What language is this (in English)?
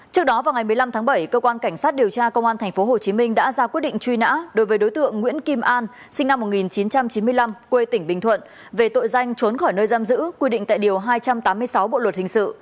Vietnamese